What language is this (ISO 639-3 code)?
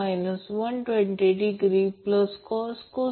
mar